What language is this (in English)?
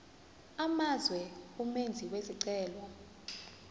Zulu